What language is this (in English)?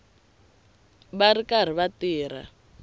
Tsonga